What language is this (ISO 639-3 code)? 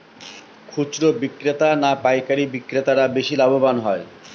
ben